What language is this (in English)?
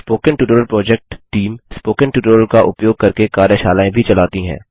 Hindi